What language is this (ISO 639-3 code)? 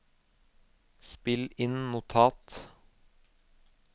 nor